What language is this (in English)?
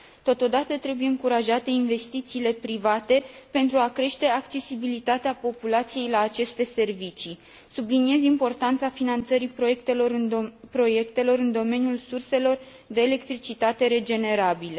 Romanian